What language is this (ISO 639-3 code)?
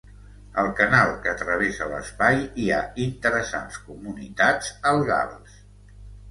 cat